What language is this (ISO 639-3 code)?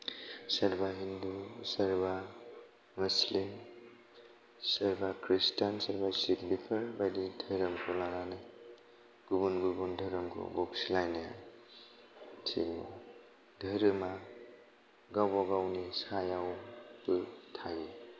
brx